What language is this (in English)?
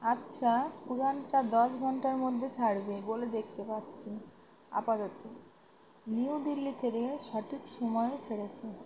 Bangla